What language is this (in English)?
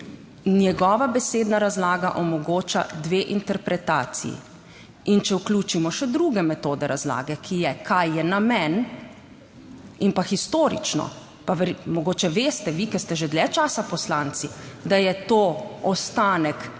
Slovenian